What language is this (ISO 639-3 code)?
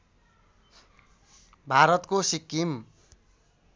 nep